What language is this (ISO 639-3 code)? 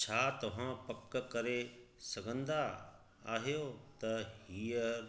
snd